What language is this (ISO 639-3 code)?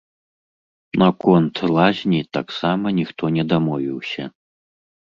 bel